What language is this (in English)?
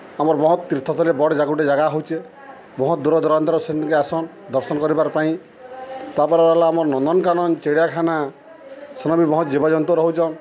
Odia